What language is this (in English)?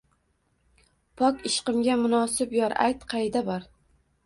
Uzbek